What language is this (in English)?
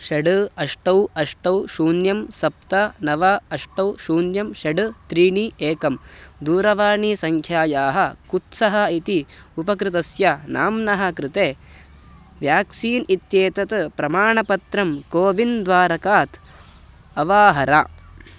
Sanskrit